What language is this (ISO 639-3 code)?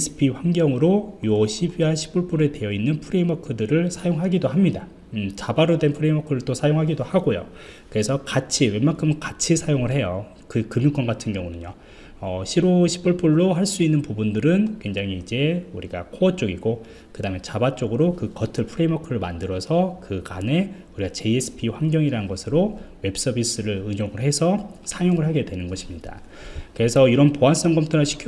kor